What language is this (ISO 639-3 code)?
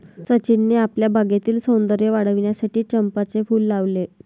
mar